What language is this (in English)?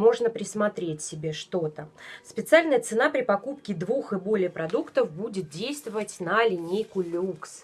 Russian